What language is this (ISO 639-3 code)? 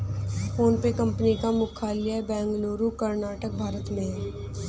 hin